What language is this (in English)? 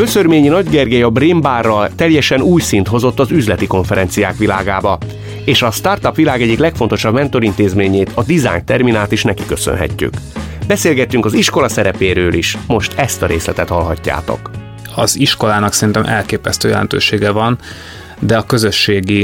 Hungarian